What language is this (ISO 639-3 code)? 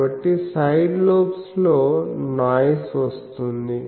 tel